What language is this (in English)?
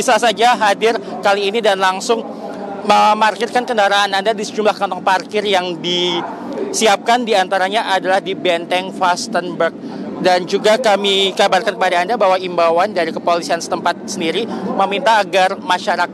Indonesian